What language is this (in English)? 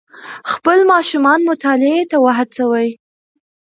Pashto